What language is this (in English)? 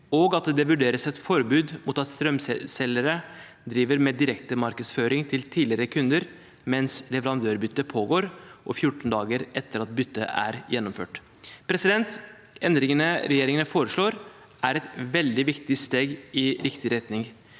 Norwegian